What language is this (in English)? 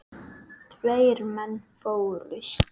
Icelandic